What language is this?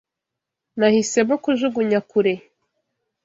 Kinyarwanda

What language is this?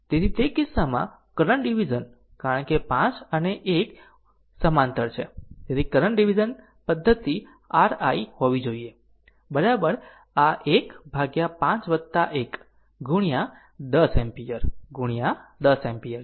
Gujarati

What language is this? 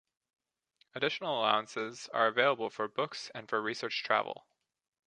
English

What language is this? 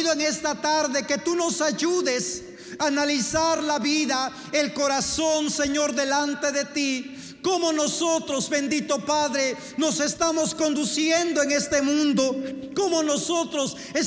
Spanish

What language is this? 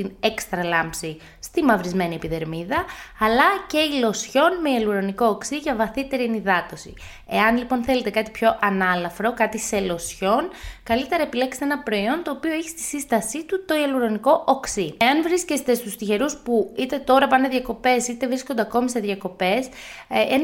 Greek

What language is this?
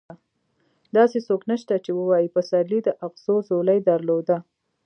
Pashto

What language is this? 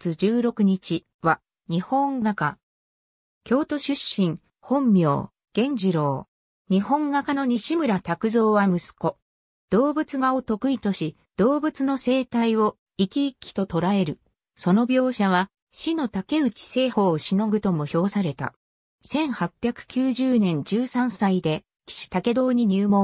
Japanese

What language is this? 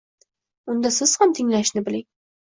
Uzbek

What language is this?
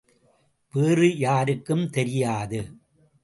Tamil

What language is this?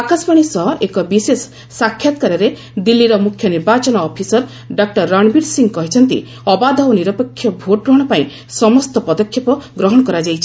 Odia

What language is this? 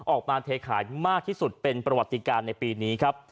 Thai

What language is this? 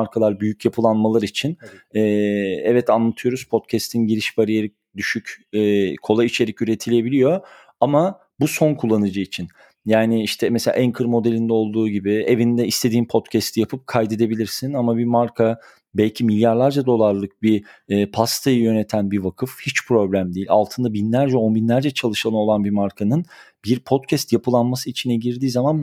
Turkish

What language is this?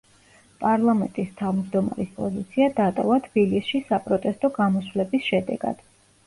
Georgian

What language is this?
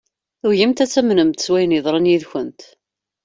Kabyle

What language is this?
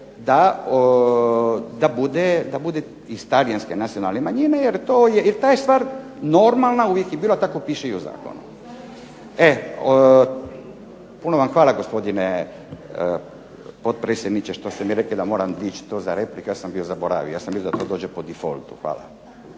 Croatian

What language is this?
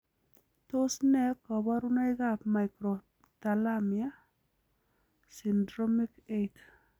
Kalenjin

